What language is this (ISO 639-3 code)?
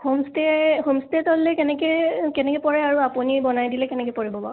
asm